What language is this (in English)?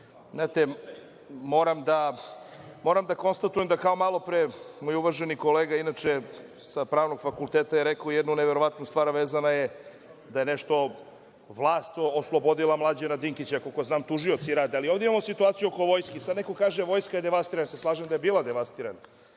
Serbian